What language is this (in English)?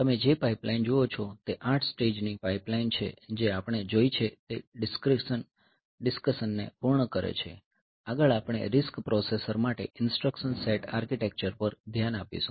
Gujarati